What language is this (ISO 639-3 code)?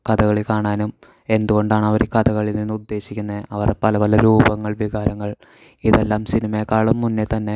mal